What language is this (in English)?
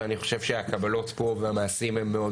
Hebrew